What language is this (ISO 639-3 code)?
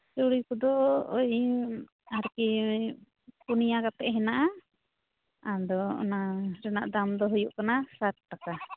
sat